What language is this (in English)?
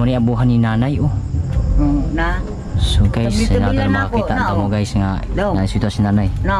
Filipino